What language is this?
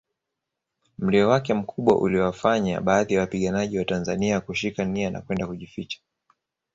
Swahili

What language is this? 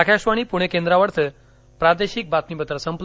Marathi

